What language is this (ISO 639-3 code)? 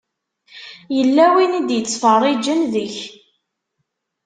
kab